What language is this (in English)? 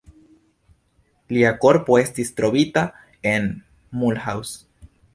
Esperanto